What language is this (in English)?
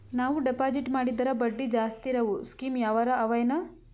Kannada